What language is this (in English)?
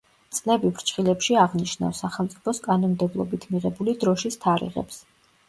Georgian